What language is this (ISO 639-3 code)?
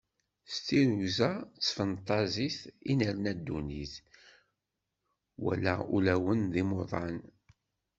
kab